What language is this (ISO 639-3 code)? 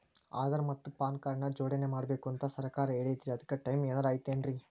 kan